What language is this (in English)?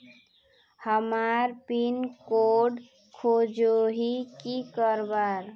Magahi